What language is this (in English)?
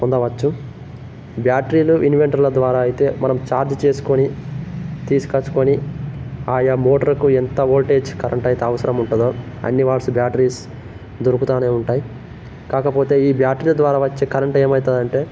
Telugu